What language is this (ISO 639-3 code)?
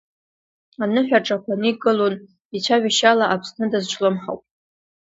abk